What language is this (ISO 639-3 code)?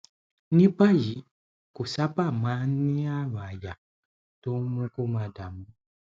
yor